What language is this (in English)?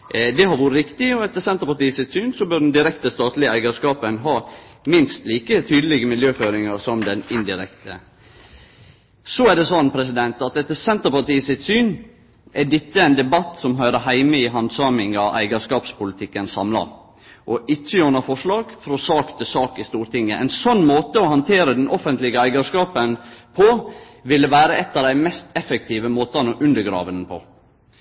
Norwegian Nynorsk